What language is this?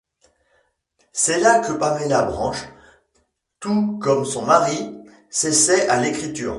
French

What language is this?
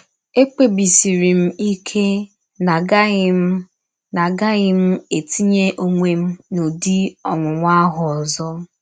Igbo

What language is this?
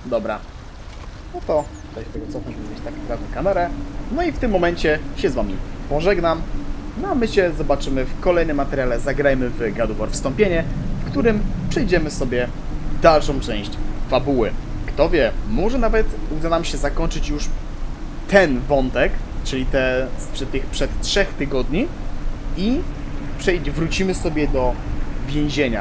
Polish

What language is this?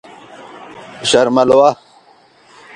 Pashto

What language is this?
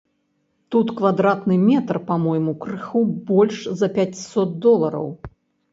Belarusian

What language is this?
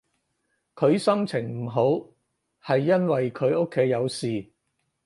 Cantonese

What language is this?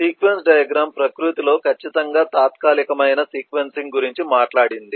Telugu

